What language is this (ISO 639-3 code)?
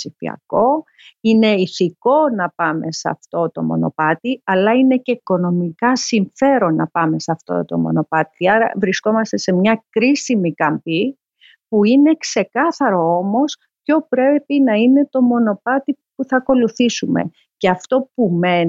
ell